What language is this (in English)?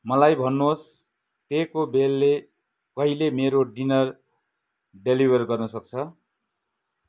Nepali